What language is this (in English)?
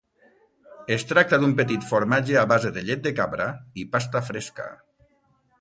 Catalan